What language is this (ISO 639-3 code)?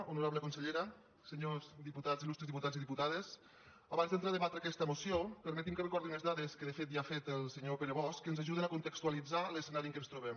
cat